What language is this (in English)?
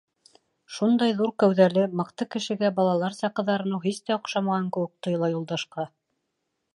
Bashkir